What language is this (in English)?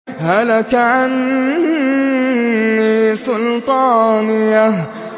Arabic